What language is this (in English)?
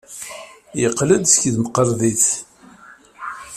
Kabyle